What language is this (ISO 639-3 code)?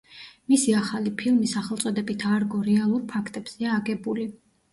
kat